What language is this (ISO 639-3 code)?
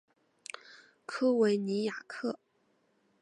zho